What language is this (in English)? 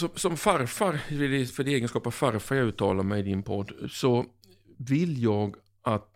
Swedish